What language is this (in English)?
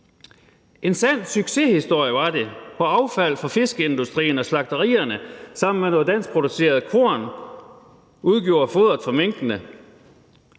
Danish